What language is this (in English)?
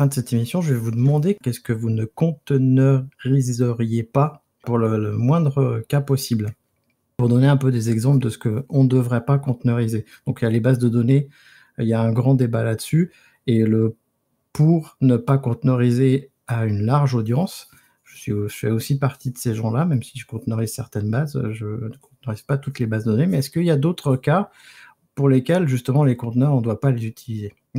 French